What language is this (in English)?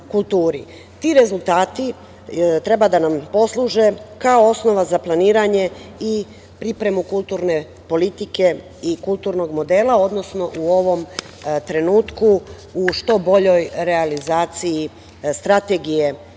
Serbian